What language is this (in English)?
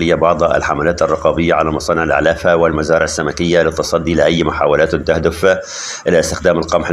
Arabic